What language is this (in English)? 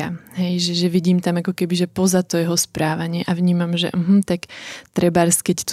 Slovak